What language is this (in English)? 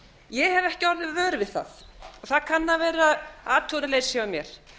Icelandic